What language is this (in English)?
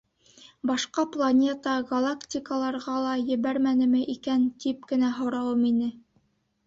Bashkir